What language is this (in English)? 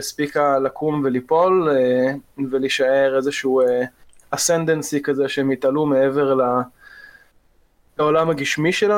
Hebrew